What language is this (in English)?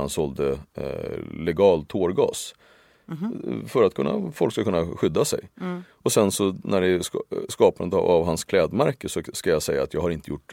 Swedish